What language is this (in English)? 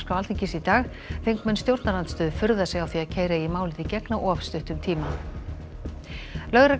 Icelandic